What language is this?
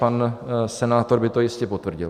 Czech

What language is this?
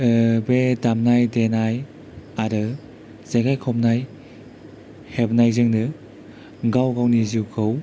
Bodo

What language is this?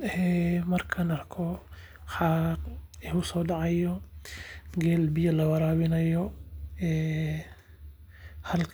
Somali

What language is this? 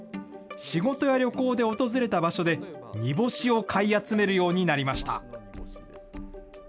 Japanese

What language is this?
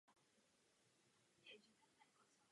Czech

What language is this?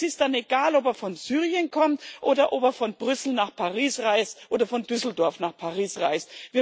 German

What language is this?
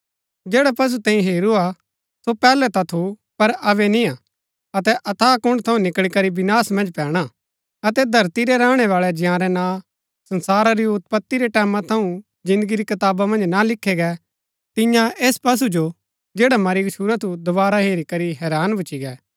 Gaddi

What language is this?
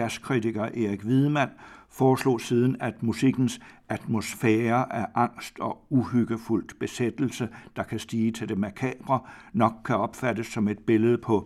Danish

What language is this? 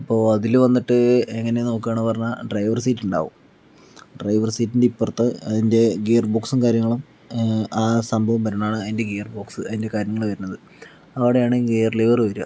Malayalam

